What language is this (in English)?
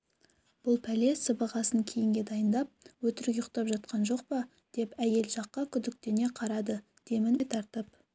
Kazakh